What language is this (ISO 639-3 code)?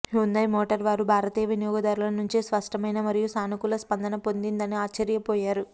tel